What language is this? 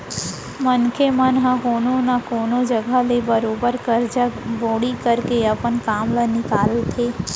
Chhattisgarhi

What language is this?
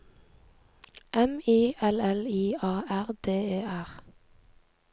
Norwegian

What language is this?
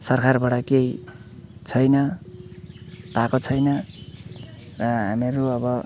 Nepali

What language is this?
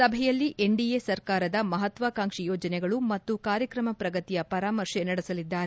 Kannada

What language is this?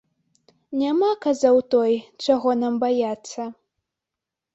Belarusian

